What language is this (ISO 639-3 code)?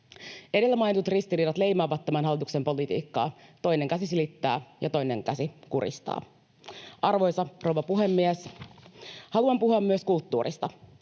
fin